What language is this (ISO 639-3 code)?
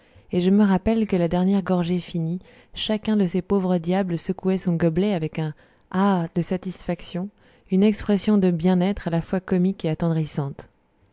fra